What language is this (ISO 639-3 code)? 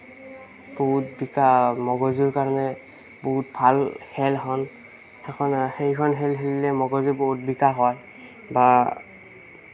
asm